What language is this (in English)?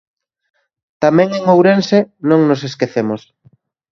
Galician